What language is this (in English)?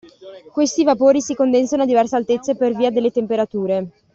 Italian